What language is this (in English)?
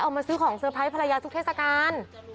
Thai